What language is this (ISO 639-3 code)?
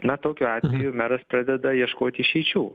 lit